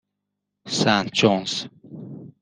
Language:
Persian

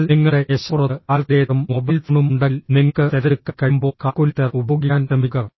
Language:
Malayalam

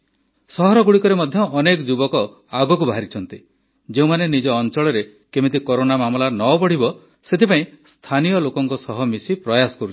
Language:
Odia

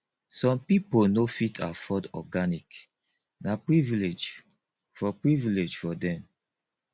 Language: Nigerian Pidgin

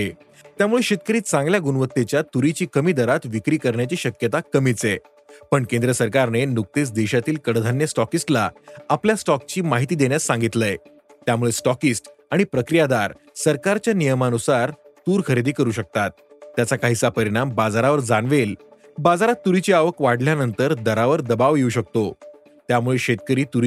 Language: Marathi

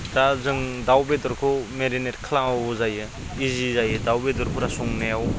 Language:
Bodo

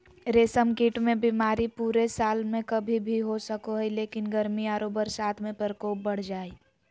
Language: Magahi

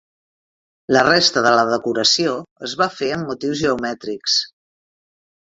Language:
Catalan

